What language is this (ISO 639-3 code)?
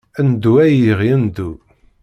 kab